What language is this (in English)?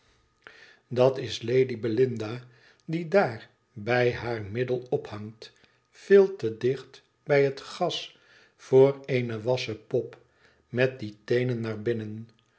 Dutch